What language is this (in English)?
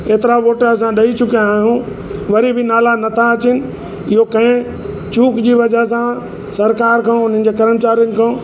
Sindhi